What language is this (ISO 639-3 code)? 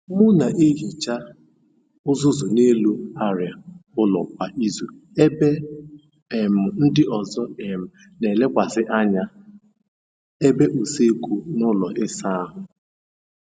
ibo